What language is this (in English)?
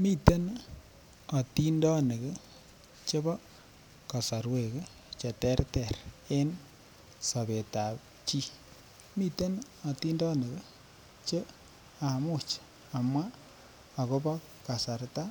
Kalenjin